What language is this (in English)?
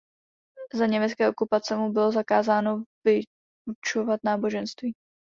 Czech